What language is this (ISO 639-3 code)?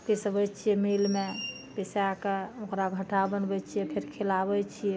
mai